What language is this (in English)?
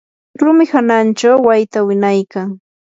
Yanahuanca Pasco Quechua